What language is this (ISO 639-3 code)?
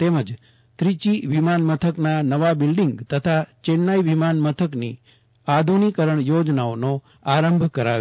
guj